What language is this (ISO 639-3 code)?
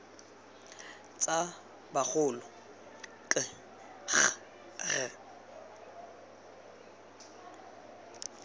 tsn